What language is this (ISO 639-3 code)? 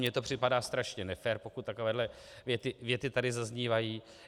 ces